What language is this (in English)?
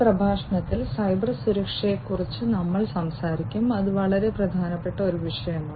Malayalam